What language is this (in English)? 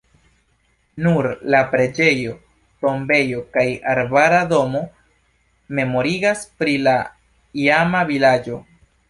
Esperanto